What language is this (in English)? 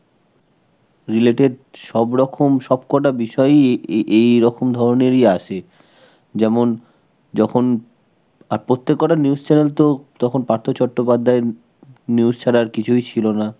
Bangla